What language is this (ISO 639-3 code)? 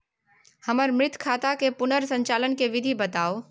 mai